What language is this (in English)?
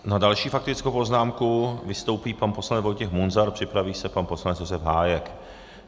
Czech